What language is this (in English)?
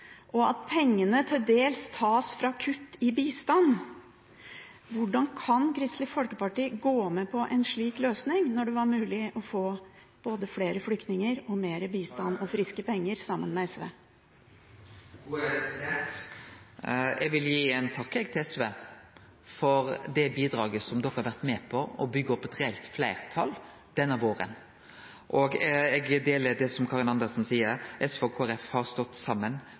Norwegian